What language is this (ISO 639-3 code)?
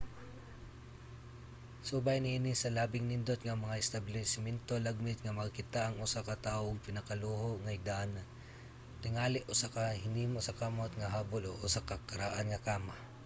ceb